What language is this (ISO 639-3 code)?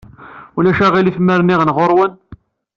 kab